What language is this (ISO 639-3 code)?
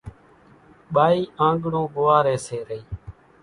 gjk